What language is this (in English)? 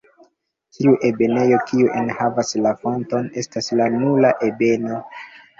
Esperanto